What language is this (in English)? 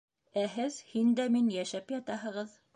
Bashkir